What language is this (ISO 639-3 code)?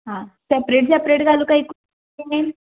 kok